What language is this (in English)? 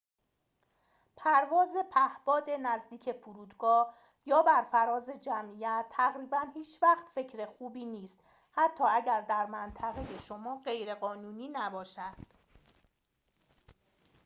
Persian